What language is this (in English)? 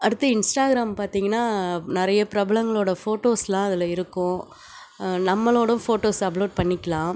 Tamil